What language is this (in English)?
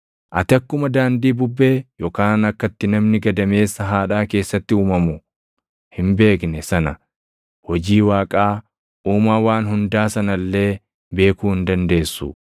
Oromo